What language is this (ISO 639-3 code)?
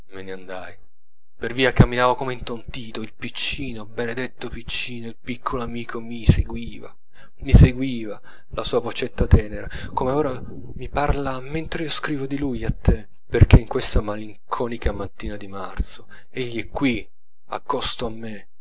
ita